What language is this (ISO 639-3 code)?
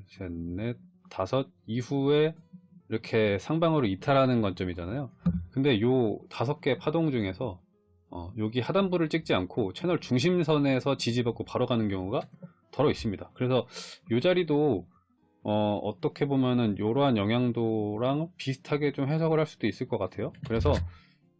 kor